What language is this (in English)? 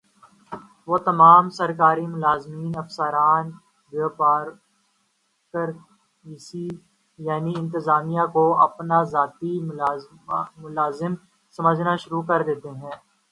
Urdu